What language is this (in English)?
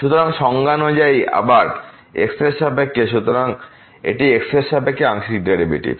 Bangla